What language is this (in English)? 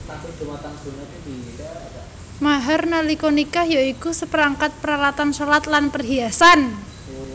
Javanese